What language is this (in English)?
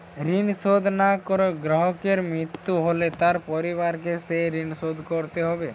Bangla